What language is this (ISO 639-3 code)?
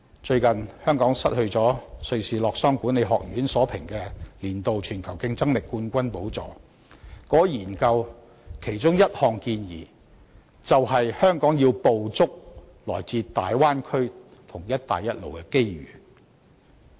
yue